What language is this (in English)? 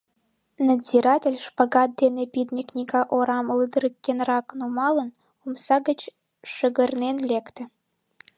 Mari